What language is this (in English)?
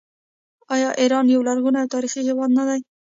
Pashto